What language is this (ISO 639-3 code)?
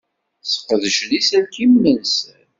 kab